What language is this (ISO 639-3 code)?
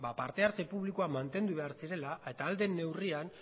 eus